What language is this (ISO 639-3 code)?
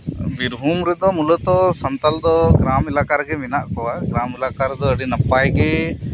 sat